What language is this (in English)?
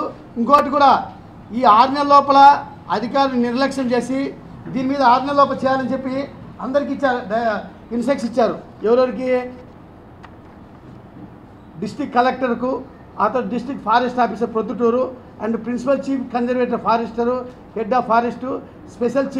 Hindi